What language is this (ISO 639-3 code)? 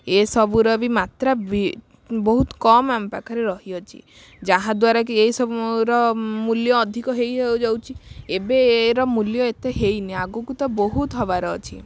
ori